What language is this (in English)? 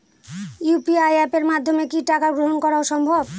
Bangla